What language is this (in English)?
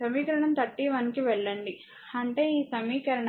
Telugu